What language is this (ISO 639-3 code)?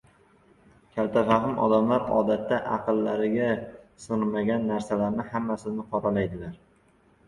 uzb